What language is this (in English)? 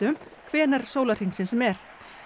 Icelandic